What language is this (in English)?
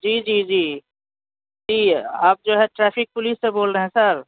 Urdu